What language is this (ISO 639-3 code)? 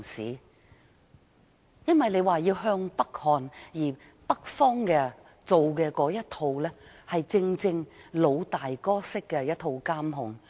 yue